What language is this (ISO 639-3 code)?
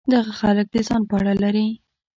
pus